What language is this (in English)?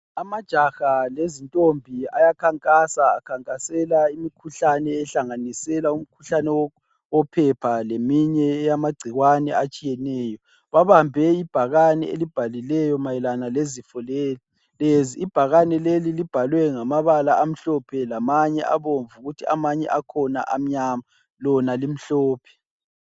North Ndebele